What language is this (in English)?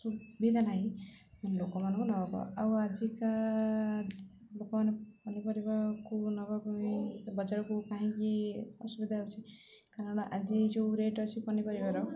Odia